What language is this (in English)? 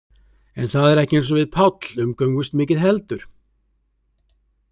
Icelandic